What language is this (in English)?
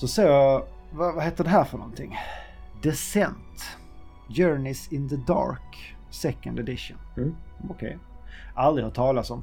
Swedish